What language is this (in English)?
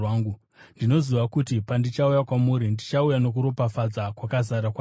Shona